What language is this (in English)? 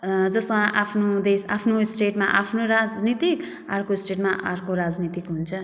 Nepali